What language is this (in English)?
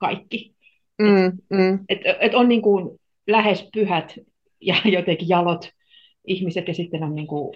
Finnish